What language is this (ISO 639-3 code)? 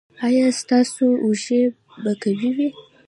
pus